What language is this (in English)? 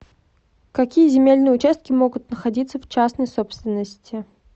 Russian